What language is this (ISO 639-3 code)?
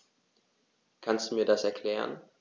deu